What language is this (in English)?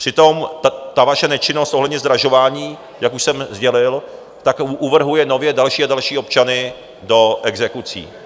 Czech